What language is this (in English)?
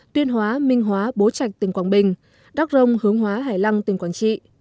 Vietnamese